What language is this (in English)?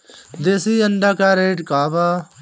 Bhojpuri